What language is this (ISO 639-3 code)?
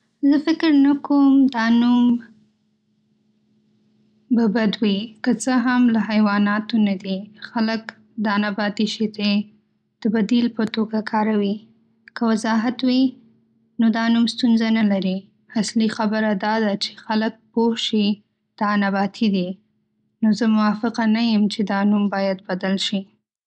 pus